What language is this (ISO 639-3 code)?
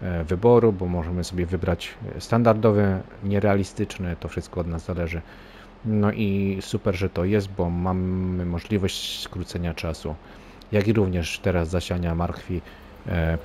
pol